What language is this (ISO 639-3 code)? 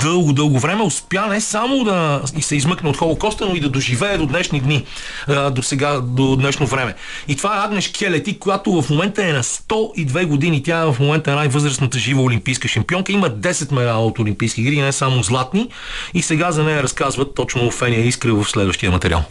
bul